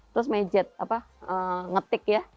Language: Indonesian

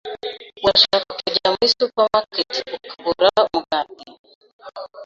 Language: Kinyarwanda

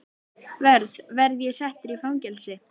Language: Icelandic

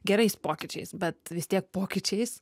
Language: Lithuanian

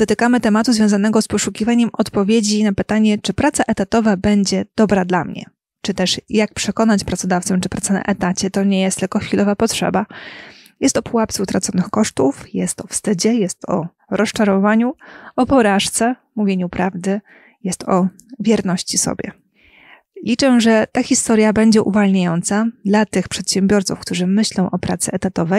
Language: Polish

